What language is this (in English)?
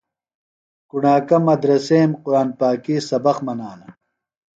Phalura